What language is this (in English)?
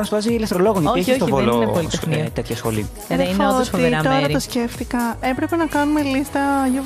Greek